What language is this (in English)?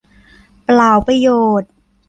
Thai